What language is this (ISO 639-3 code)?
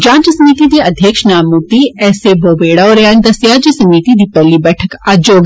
doi